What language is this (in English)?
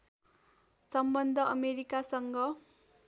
Nepali